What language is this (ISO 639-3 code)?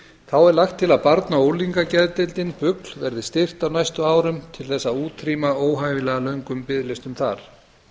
isl